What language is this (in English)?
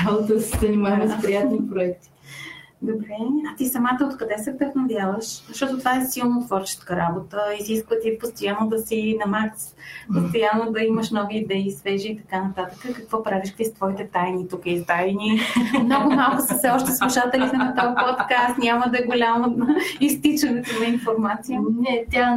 Bulgarian